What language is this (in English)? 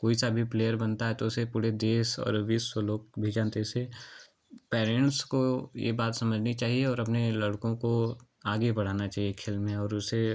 Hindi